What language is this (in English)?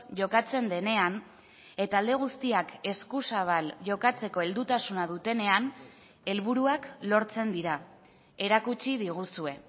Basque